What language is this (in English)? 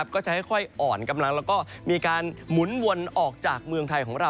Thai